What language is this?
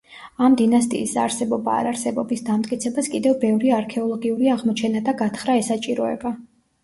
Georgian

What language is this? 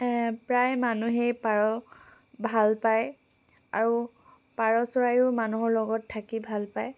Assamese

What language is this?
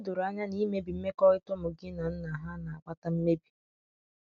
Igbo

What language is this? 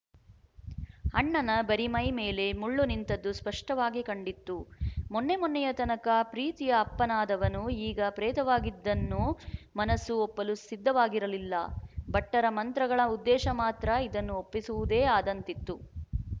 Kannada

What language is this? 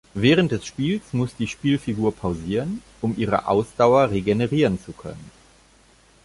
German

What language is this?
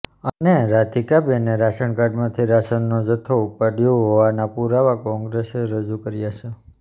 Gujarati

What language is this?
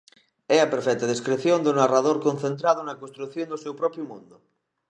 Galician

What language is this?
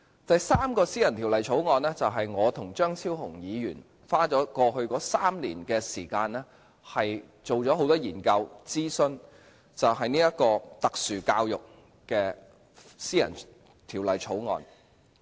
Cantonese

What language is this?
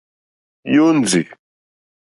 Mokpwe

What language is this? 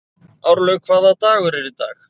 Icelandic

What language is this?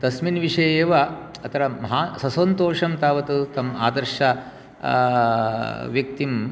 Sanskrit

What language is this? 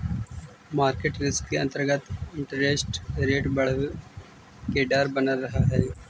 Magahi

